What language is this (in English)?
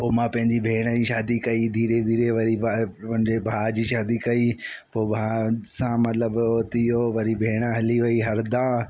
Sindhi